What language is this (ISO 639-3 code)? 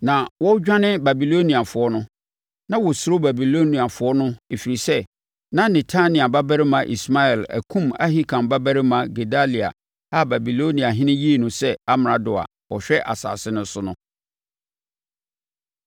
aka